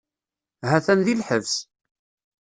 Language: Kabyle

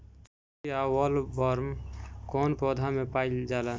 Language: Bhojpuri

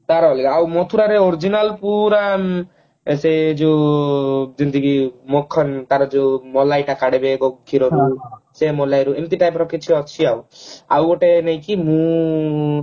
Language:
Odia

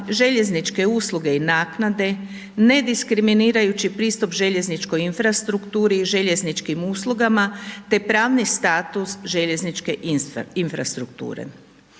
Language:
Croatian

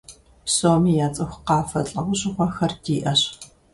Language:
Kabardian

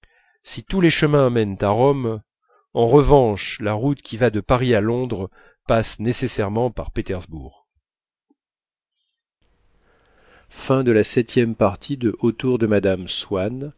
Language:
French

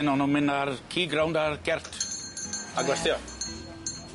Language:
Welsh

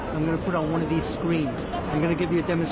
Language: Thai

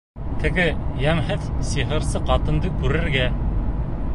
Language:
Bashkir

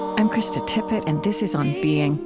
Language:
English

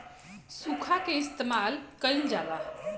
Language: Bhojpuri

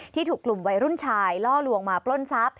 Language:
Thai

